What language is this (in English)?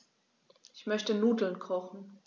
German